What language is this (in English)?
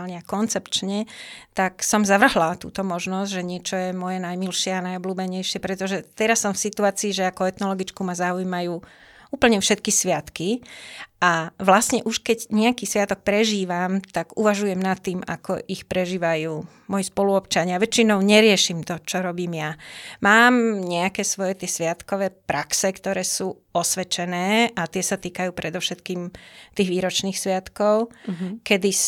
Slovak